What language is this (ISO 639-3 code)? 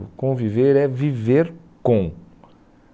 por